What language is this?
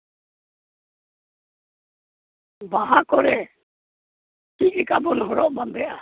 Santali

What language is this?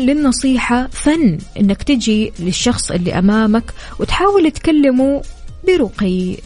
Arabic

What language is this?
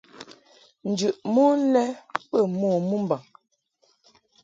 Mungaka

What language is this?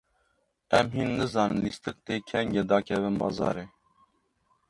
Kurdish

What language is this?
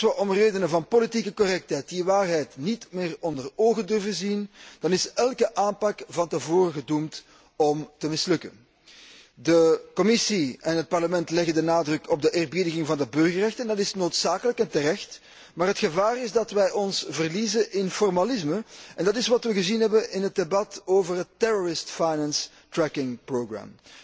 Dutch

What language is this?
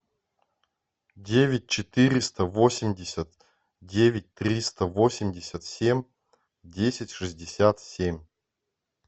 Russian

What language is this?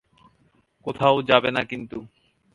Bangla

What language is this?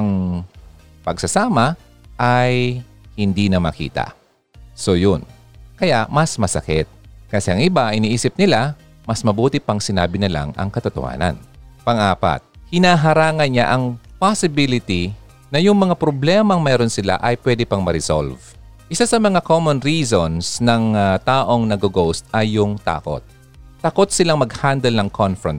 Filipino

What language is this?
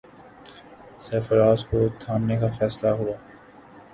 Urdu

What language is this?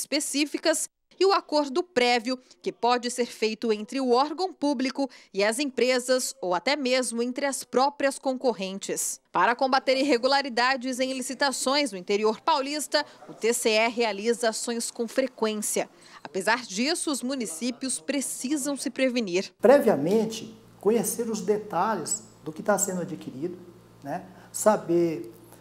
Portuguese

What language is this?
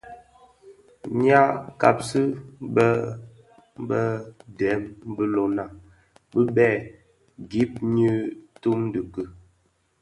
Bafia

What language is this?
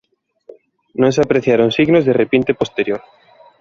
Galician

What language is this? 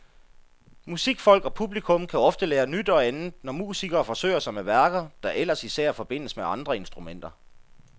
Danish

